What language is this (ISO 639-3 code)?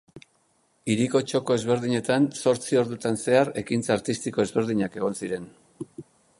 eus